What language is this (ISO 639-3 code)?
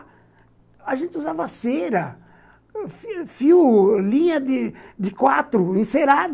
por